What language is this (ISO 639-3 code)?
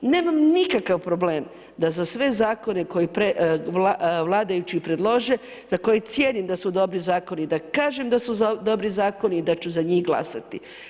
hrv